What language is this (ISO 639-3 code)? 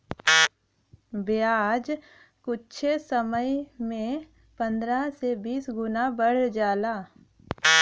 bho